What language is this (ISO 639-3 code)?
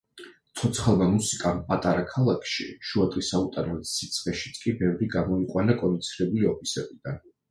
kat